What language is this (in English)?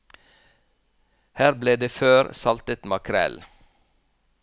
Norwegian